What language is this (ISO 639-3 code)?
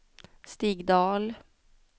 swe